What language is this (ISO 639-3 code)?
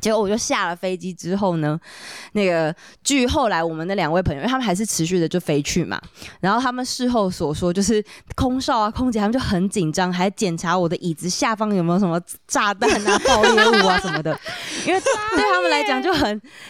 zho